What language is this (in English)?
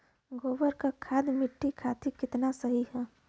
Bhojpuri